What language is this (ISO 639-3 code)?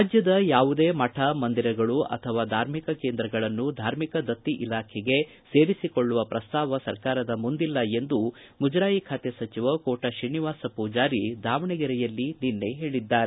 kan